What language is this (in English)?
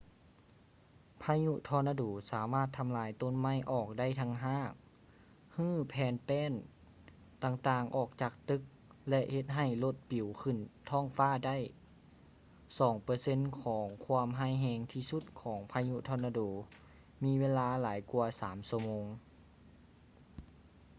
Lao